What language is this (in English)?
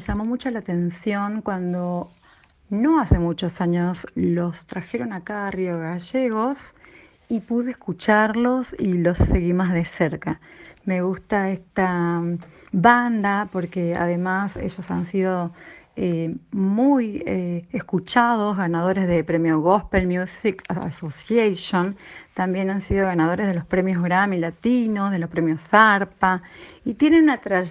Spanish